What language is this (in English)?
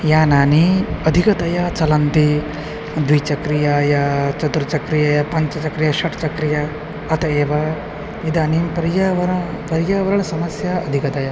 Sanskrit